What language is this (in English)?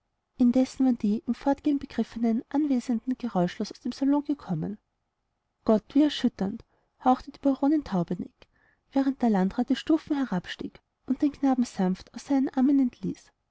German